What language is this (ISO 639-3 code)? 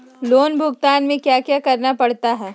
mag